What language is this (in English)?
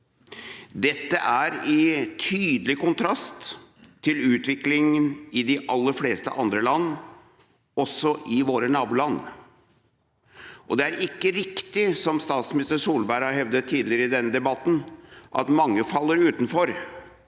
Norwegian